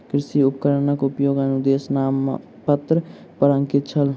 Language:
Maithili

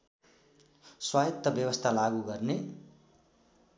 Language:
Nepali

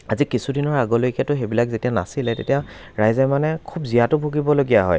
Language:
Assamese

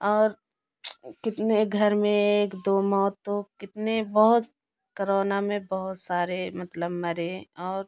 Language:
Hindi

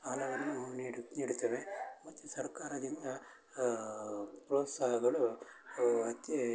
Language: Kannada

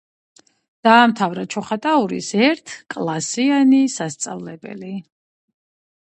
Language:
Georgian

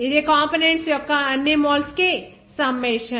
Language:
Telugu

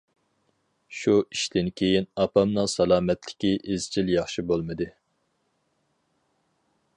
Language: Uyghur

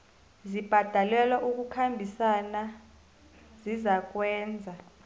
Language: South Ndebele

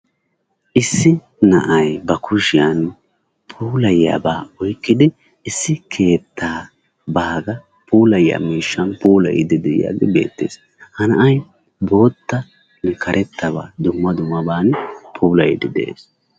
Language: Wolaytta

